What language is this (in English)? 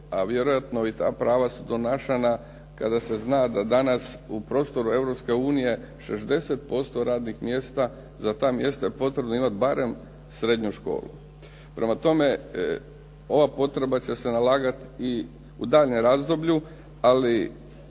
Croatian